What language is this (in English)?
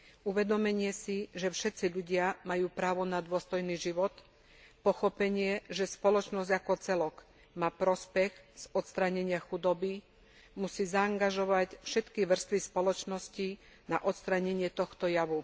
Slovak